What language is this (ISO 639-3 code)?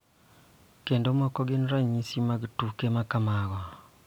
luo